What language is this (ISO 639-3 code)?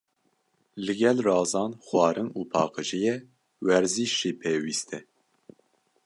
kur